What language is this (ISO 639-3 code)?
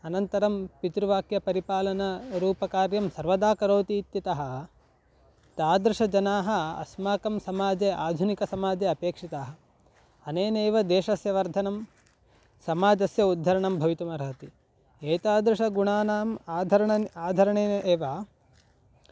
san